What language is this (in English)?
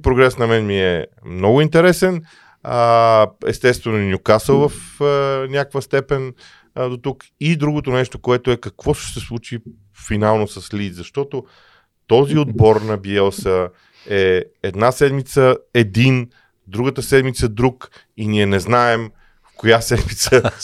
Bulgarian